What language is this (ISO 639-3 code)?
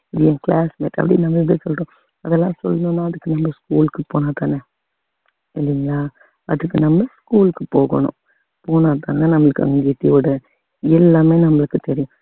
tam